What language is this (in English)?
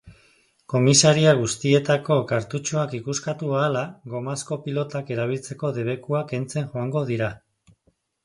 Basque